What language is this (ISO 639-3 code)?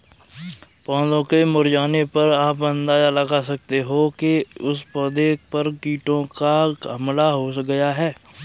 hin